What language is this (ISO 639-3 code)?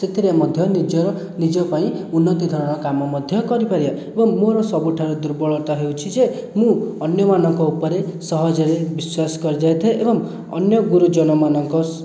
ori